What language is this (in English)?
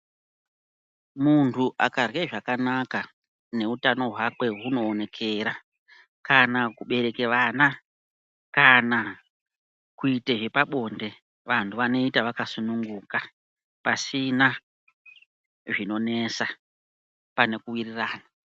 Ndau